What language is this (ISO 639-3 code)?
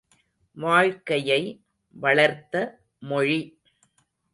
tam